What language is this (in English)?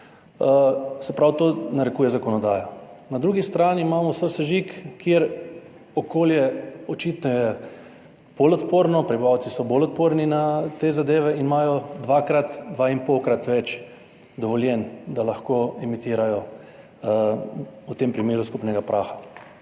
Slovenian